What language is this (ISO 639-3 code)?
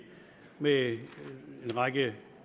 dan